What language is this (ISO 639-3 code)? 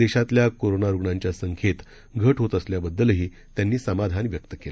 mar